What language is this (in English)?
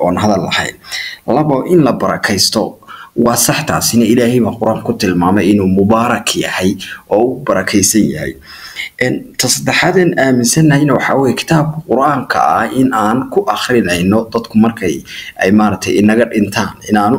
Arabic